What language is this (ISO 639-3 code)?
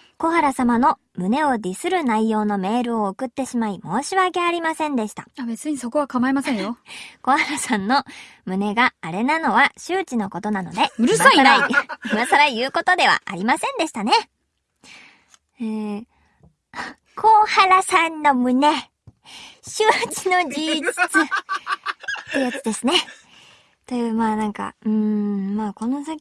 jpn